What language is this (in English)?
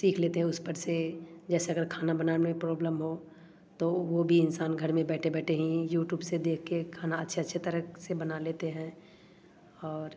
Hindi